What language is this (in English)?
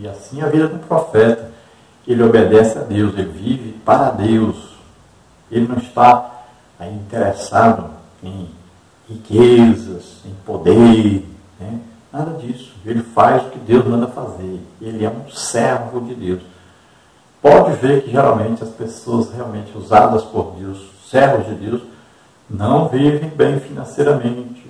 Portuguese